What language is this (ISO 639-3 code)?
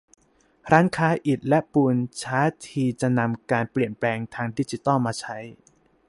tha